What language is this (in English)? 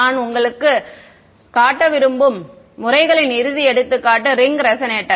Tamil